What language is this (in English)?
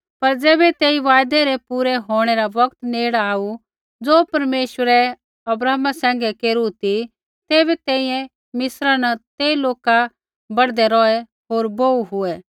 Kullu Pahari